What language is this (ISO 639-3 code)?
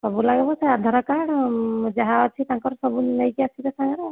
ori